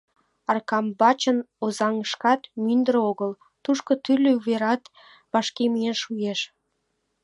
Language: Mari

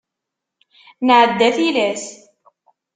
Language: Kabyle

